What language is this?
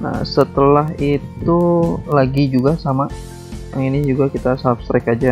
Indonesian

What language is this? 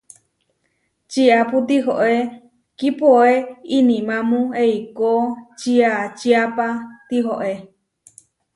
Huarijio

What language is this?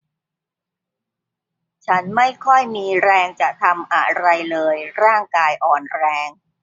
Thai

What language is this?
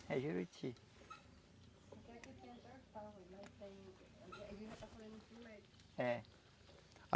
Portuguese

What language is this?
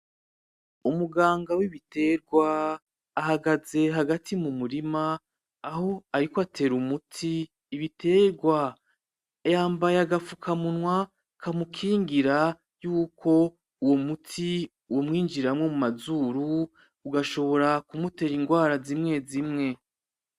Rundi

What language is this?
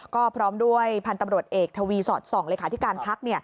Thai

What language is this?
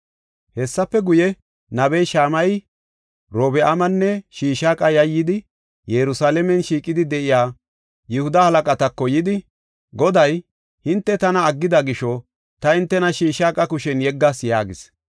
Gofa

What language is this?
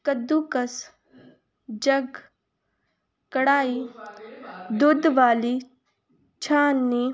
Punjabi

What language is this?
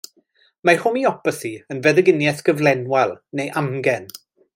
Welsh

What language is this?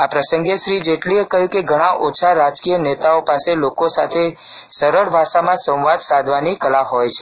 Gujarati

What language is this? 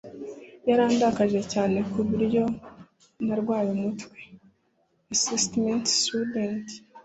Kinyarwanda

